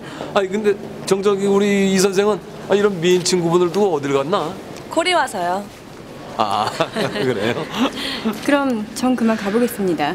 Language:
Korean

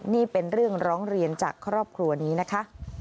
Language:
Thai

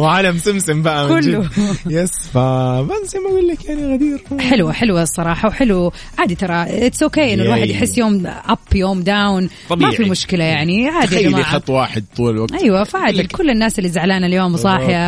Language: Arabic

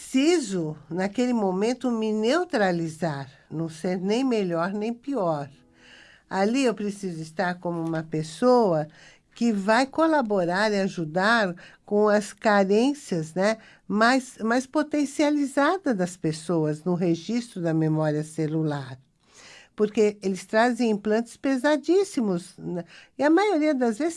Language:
Portuguese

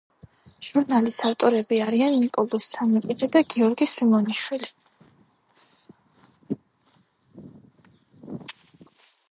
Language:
Georgian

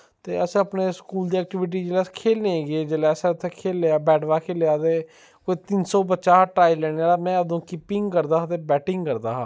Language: Dogri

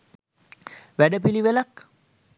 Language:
Sinhala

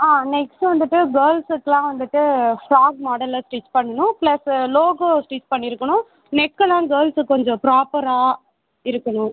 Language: Tamil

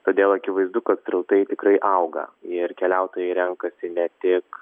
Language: Lithuanian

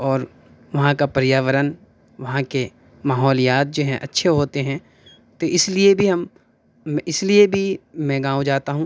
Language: Urdu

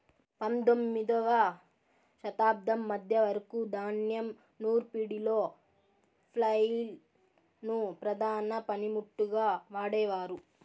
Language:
Telugu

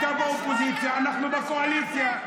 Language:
Hebrew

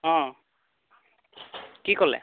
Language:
Assamese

